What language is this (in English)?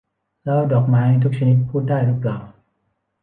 Thai